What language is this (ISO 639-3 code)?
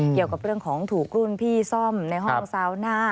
tha